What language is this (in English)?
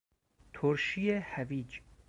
Persian